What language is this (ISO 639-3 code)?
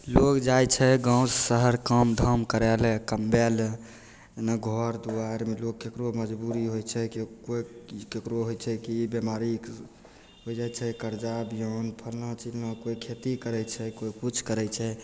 mai